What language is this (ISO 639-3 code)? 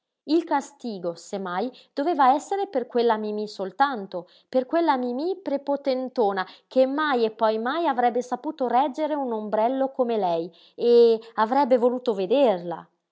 ita